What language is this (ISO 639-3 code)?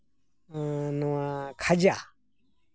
sat